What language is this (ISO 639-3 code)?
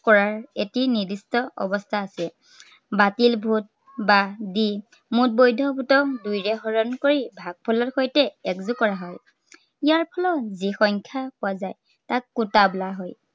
asm